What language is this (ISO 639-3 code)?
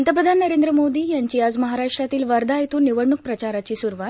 mar